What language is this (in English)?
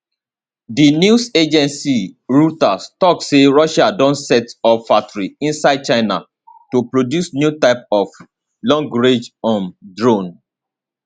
Nigerian Pidgin